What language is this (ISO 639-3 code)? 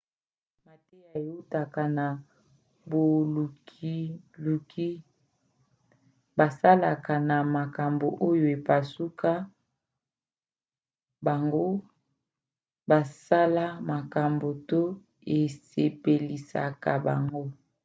lin